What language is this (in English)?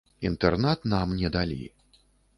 Belarusian